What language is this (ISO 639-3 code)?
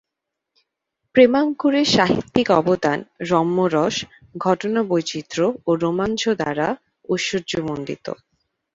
ben